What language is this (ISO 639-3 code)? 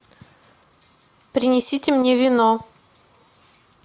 rus